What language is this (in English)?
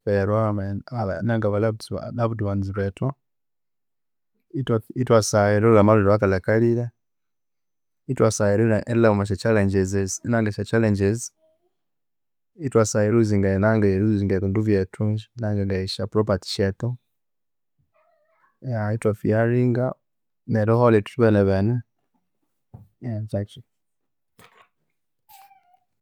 Konzo